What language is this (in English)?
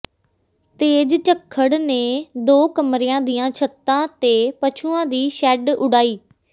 Punjabi